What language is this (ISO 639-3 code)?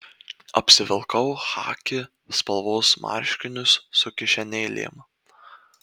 lit